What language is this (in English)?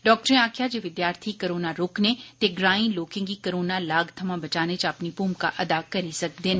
Dogri